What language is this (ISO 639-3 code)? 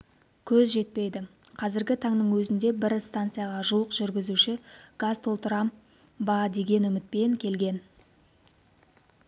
kaz